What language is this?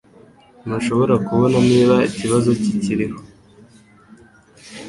Kinyarwanda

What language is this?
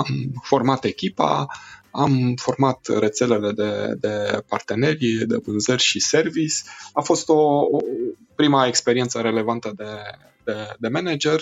Romanian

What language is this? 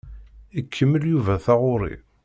Kabyle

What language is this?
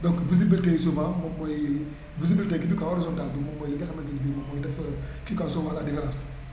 Wolof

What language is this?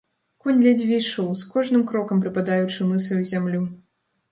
Belarusian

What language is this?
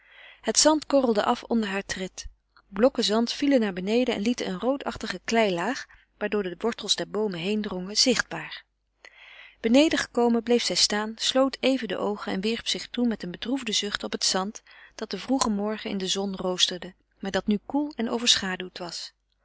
Dutch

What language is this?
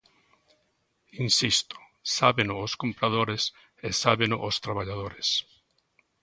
Galician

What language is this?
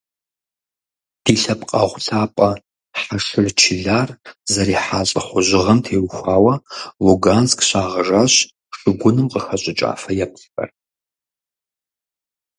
Kabardian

